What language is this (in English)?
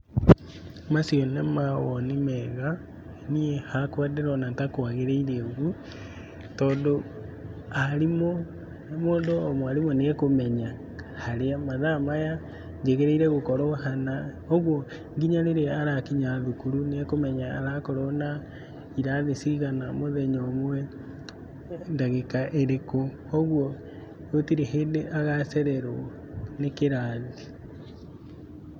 Kikuyu